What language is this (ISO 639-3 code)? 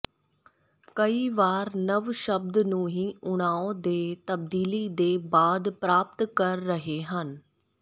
pan